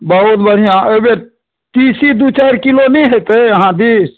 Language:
Maithili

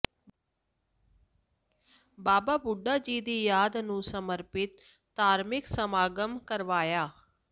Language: Punjabi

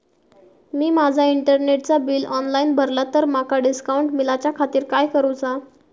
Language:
Marathi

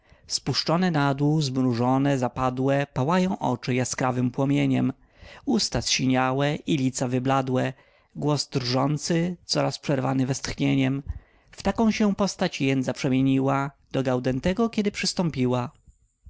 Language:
Polish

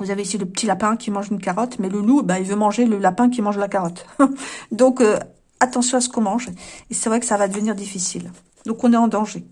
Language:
French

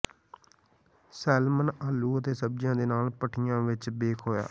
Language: Punjabi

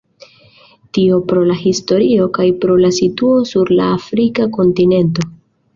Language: Esperanto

